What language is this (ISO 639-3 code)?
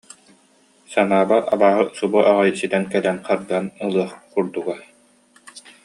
sah